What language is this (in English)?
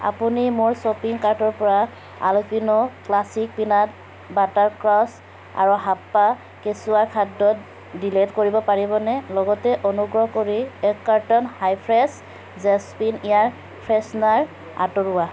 Assamese